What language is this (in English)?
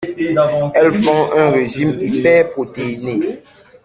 French